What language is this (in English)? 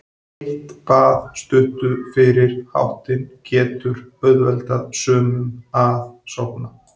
Icelandic